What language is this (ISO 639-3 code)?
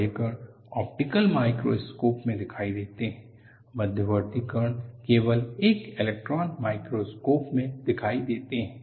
hin